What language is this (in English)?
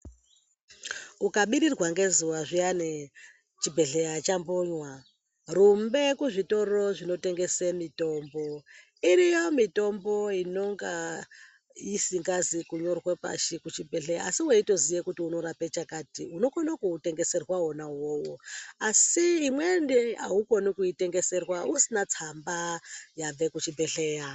Ndau